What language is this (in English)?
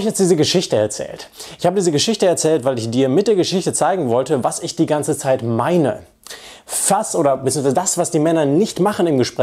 German